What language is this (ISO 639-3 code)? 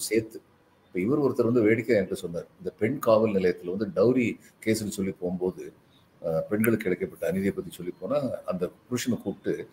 tam